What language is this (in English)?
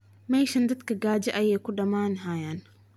Somali